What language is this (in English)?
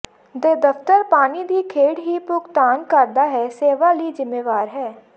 Punjabi